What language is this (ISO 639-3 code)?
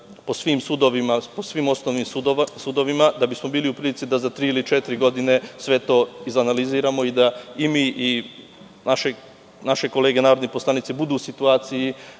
srp